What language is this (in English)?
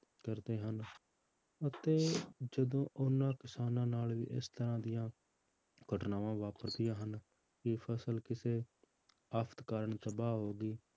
Punjabi